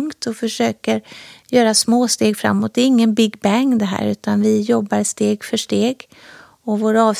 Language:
Swedish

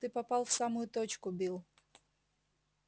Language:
Russian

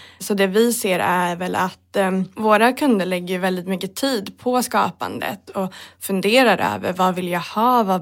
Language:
Swedish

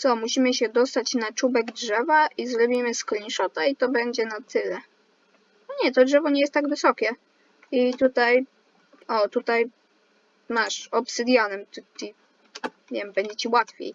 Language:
Polish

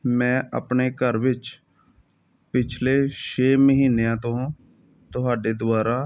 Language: Punjabi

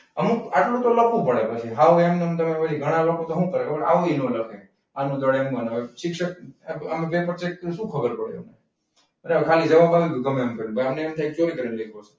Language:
Gujarati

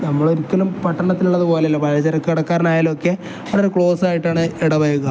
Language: Malayalam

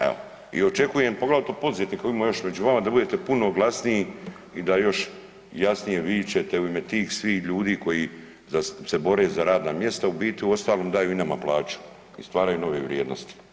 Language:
Croatian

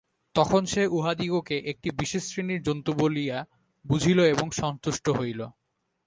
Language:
Bangla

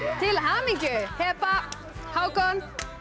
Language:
Icelandic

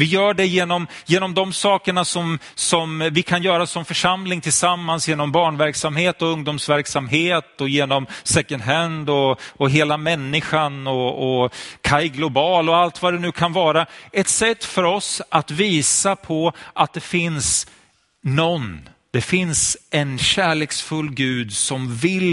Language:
Swedish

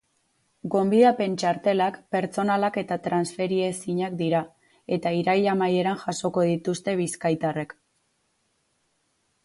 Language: Basque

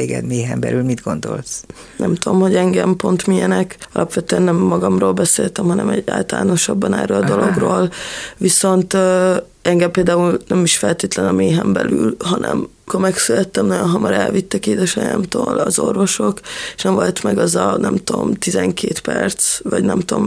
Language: Hungarian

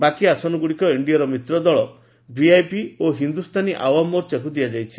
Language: Odia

